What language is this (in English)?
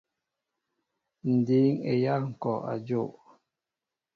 Mbo (Cameroon)